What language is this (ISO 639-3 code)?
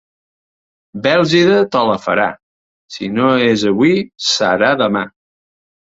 cat